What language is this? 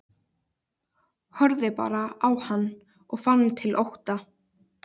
Icelandic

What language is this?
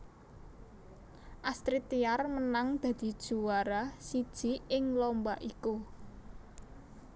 Javanese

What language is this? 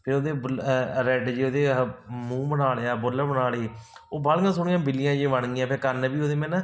Punjabi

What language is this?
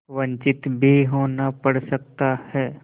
Hindi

